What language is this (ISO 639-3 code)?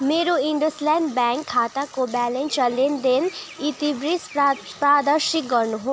nep